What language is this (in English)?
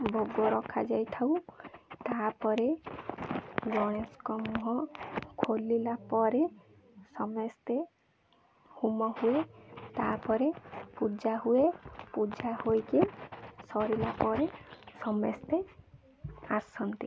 Odia